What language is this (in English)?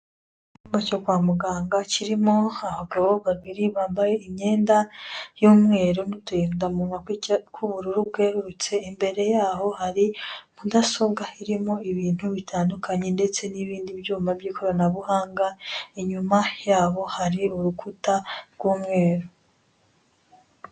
Kinyarwanda